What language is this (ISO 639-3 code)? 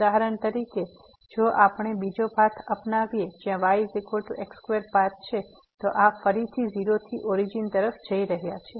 guj